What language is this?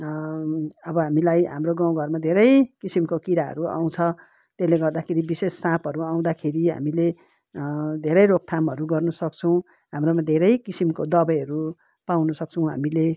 Nepali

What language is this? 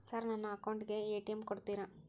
Kannada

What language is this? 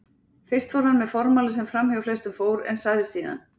Icelandic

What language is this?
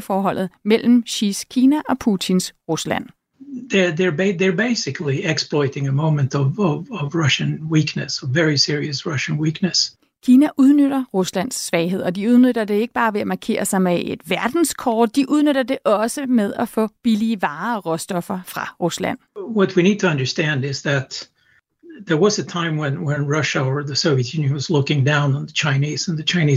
Danish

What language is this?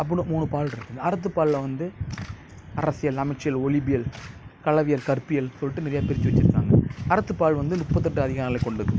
Tamil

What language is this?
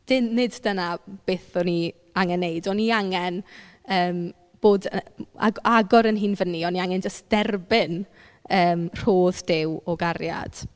Welsh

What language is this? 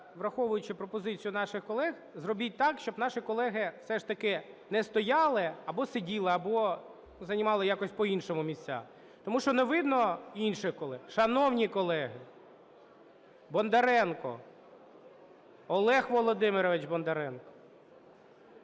Ukrainian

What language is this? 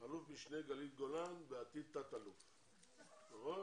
Hebrew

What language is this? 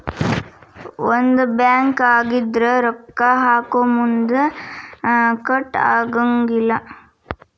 Kannada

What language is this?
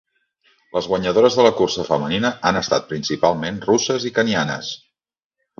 Catalan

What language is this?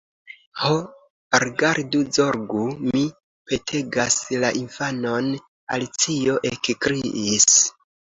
Esperanto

